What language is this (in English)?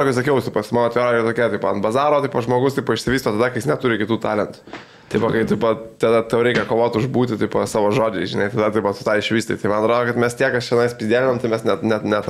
Lithuanian